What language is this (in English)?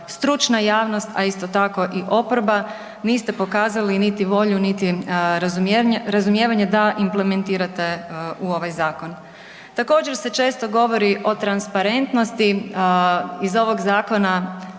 Croatian